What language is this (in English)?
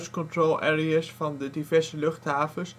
Dutch